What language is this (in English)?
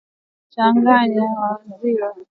Swahili